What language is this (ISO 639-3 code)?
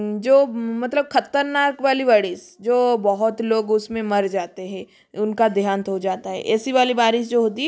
hin